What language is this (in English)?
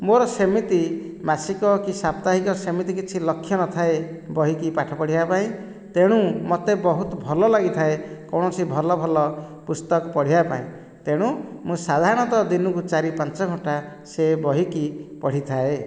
Odia